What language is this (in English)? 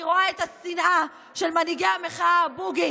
Hebrew